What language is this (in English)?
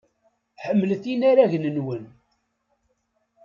Kabyle